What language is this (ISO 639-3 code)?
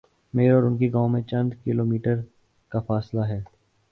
urd